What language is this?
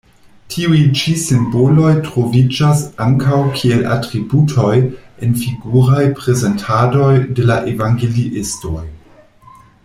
Esperanto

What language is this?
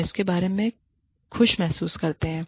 Hindi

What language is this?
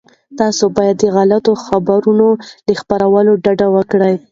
Pashto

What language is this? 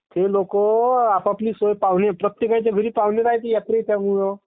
Marathi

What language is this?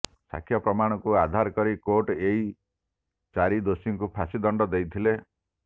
Odia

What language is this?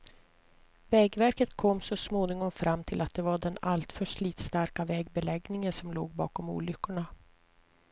Swedish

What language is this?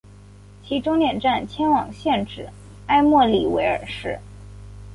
Chinese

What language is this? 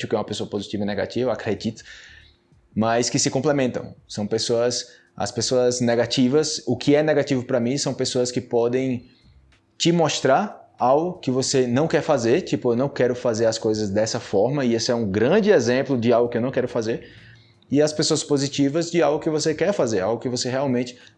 Portuguese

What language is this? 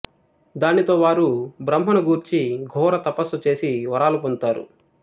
Telugu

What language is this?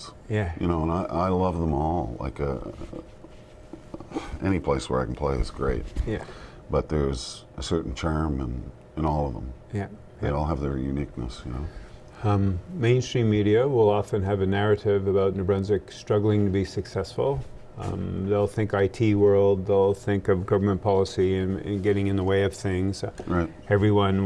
English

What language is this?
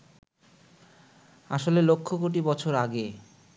Bangla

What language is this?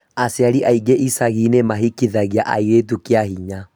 Kikuyu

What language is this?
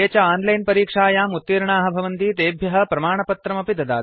Sanskrit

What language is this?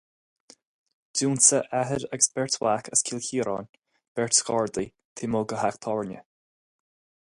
Irish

